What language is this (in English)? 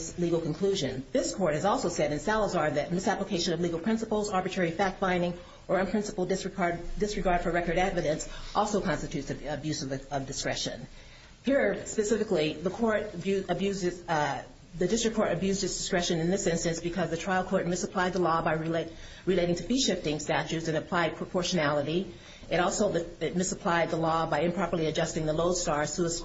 English